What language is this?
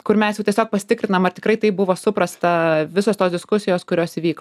Lithuanian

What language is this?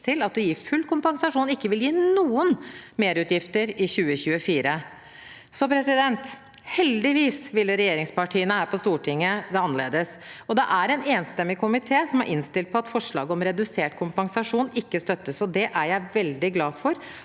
Norwegian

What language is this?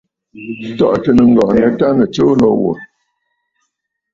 Bafut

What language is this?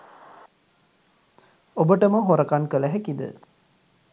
Sinhala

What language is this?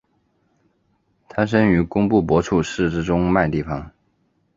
Chinese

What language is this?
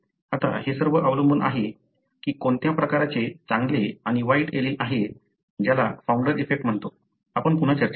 Marathi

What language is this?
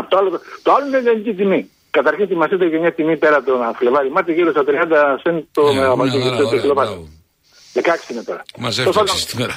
Greek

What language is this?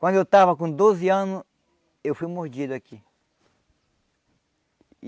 Portuguese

